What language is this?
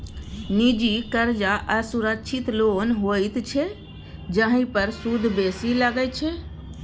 Maithili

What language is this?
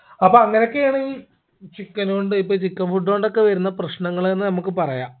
Malayalam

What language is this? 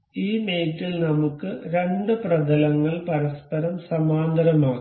Malayalam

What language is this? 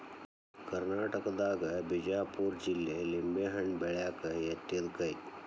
Kannada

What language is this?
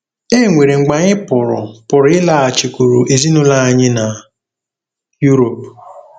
Igbo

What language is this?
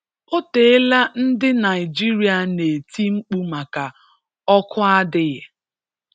Igbo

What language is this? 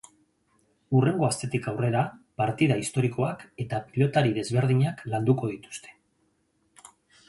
Basque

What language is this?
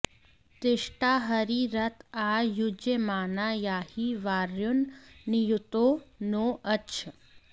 Sanskrit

